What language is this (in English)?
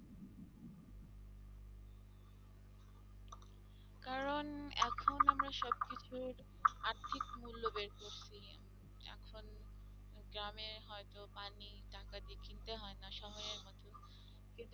Bangla